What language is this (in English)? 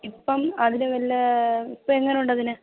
Malayalam